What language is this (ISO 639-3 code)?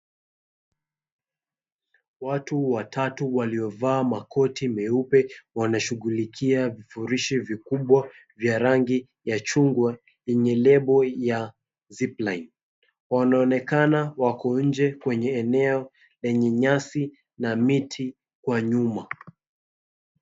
swa